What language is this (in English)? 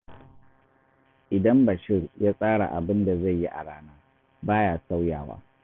Hausa